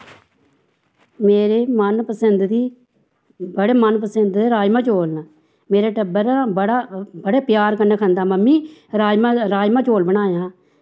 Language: Dogri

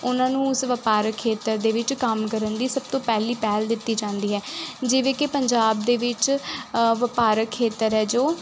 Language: Punjabi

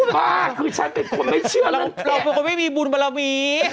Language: Thai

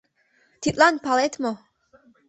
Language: Mari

